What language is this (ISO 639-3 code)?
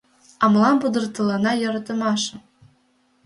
chm